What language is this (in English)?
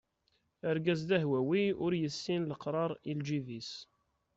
Kabyle